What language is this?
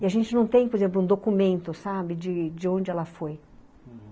Portuguese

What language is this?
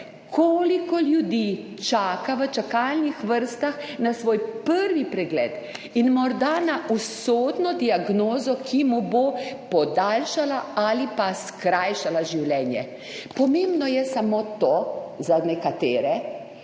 Slovenian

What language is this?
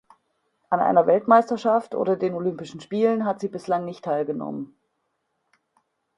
German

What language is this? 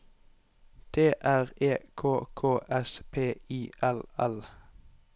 Norwegian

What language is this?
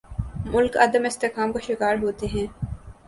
Urdu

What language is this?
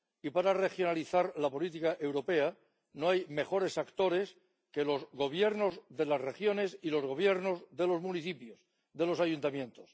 Spanish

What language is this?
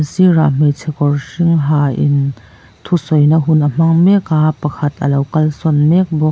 Mizo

